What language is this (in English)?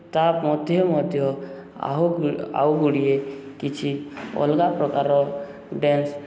Odia